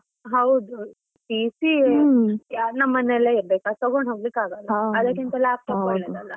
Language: Kannada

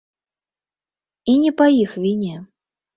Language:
Belarusian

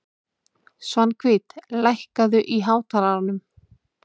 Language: Icelandic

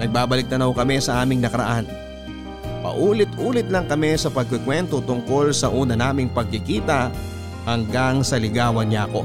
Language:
Filipino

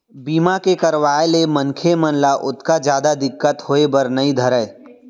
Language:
Chhattisgarhi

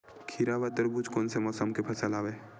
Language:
Chhattisgarhi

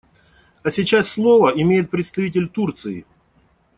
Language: Russian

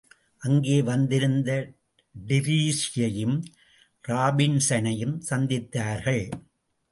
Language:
Tamil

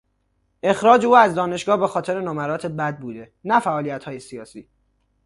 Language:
Persian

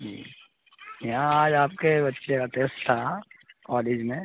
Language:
Urdu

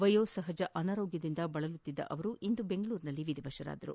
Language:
Kannada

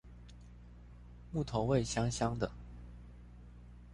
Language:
Chinese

